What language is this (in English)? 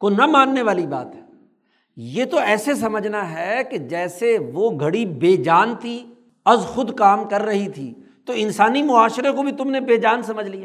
Urdu